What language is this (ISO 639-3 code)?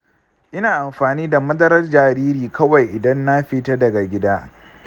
hau